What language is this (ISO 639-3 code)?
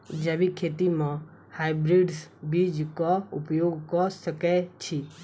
mai